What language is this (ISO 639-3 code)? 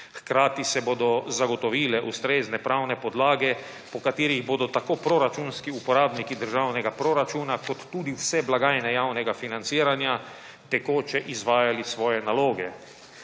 slv